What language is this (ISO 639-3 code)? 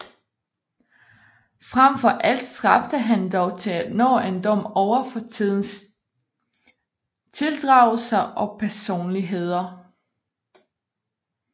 dan